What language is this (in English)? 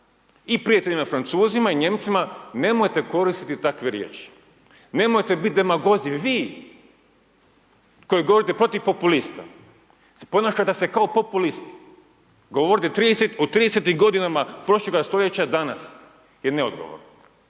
Croatian